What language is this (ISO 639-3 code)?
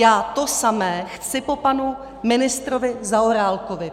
ces